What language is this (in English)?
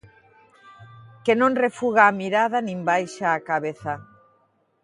Galician